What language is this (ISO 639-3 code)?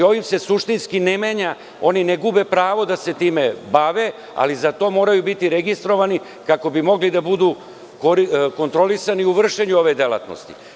srp